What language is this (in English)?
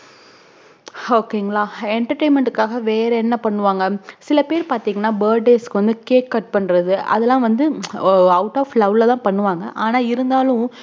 Tamil